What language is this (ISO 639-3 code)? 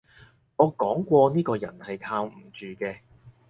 yue